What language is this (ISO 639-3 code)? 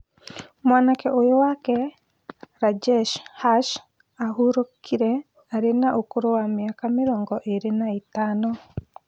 kik